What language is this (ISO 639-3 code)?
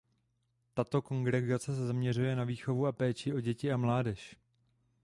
ces